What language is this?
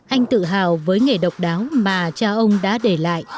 Vietnamese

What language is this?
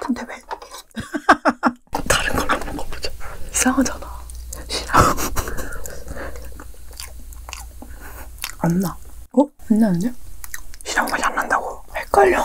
Korean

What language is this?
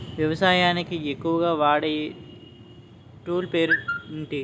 Telugu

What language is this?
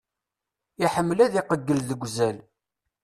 Kabyle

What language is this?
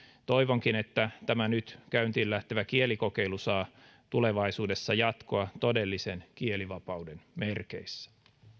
Finnish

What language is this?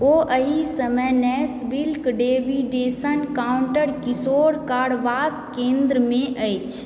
Maithili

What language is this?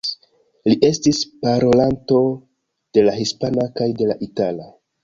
Esperanto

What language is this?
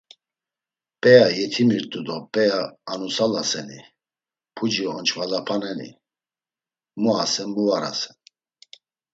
Laz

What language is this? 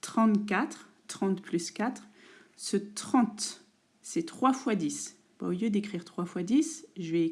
French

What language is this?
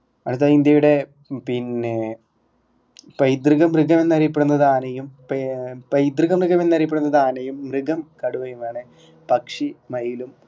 Malayalam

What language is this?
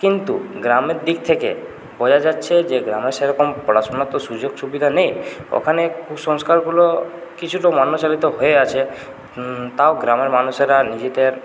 Bangla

